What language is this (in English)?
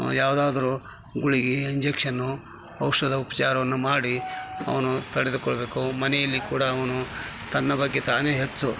Kannada